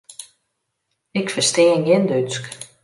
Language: Western Frisian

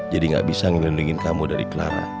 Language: Indonesian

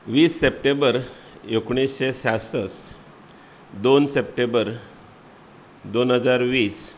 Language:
Konkani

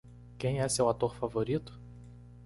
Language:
Portuguese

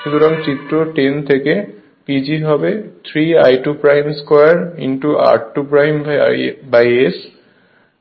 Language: Bangla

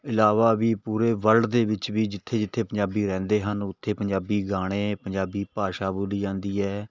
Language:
Punjabi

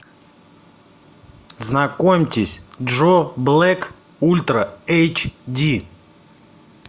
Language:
Russian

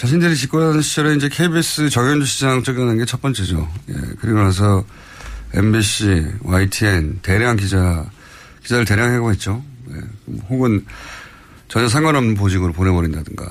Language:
Korean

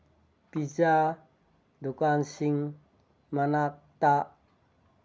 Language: Manipuri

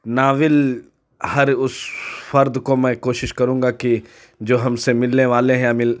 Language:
Urdu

